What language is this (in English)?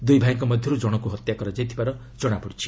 Odia